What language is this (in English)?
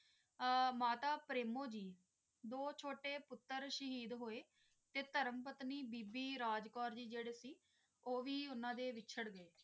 Punjabi